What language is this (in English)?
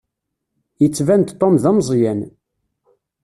Kabyle